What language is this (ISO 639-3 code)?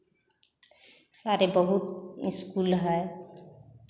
hin